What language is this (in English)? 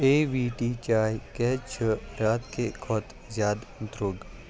Kashmiri